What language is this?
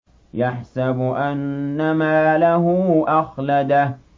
Arabic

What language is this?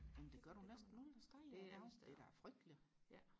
Danish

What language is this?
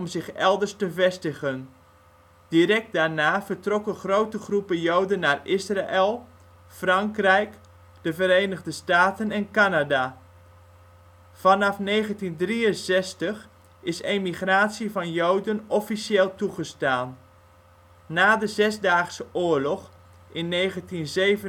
Dutch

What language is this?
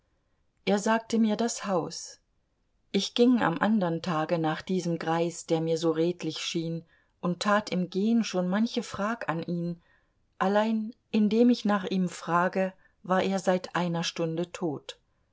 German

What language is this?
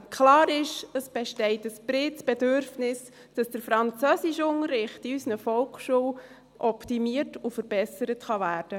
Swiss German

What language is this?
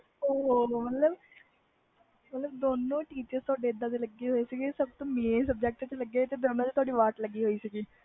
Punjabi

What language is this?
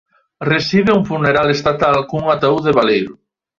Galician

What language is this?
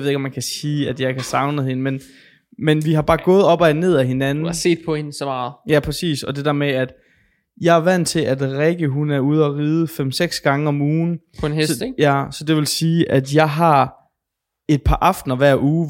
Danish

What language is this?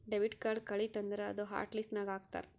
Kannada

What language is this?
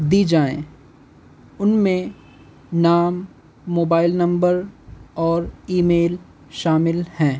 Urdu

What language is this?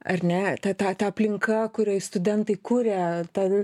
Lithuanian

